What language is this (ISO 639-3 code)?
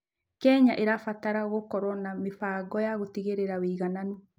kik